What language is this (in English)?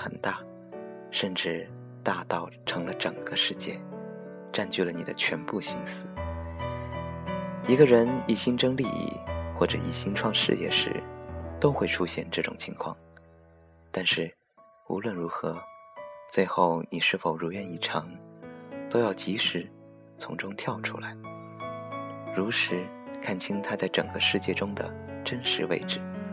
Chinese